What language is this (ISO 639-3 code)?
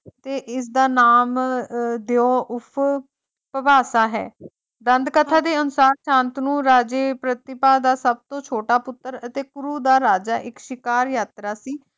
pan